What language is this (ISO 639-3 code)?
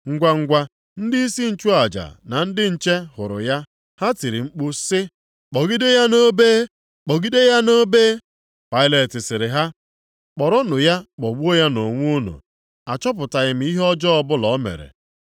ibo